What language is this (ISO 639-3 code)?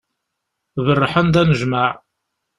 kab